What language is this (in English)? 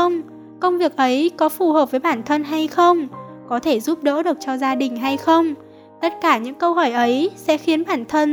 Vietnamese